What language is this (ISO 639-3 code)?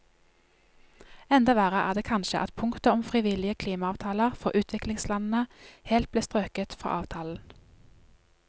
nor